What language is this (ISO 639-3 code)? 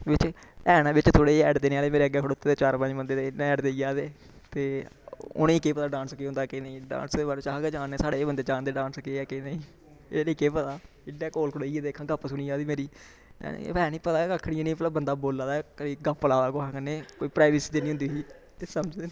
doi